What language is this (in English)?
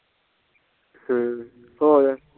Punjabi